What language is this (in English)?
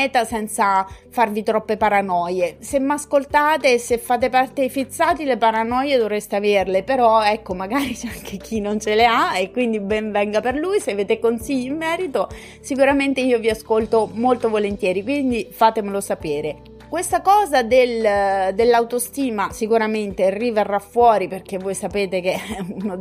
Italian